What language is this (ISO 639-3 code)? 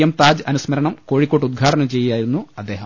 mal